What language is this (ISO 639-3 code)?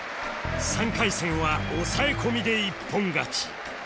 jpn